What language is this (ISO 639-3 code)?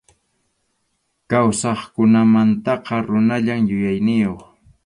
qxu